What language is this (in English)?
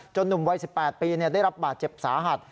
Thai